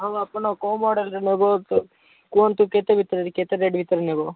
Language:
Odia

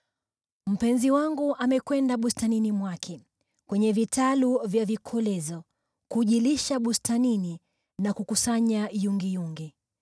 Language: Swahili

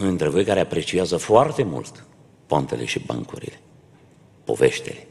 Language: Romanian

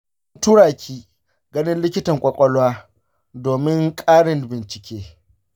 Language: Hausa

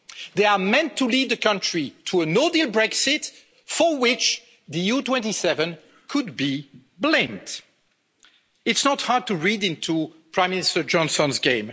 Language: English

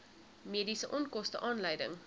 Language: Afrikaans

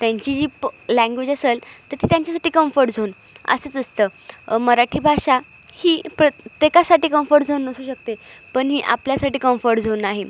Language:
Marathi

